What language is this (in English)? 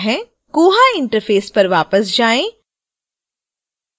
Hindi